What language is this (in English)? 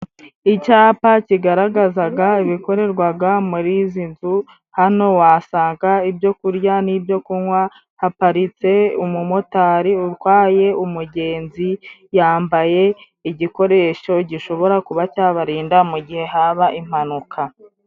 Kinyarwanda